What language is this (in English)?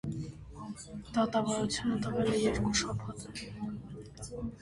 Armenian